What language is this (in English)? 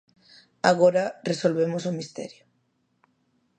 Galician